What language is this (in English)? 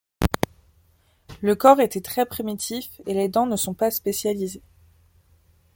French